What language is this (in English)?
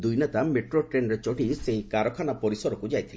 Odia